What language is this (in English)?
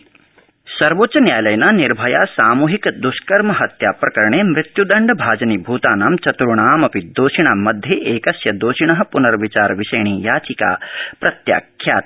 Sanskrit